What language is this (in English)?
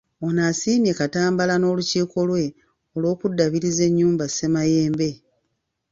Ganda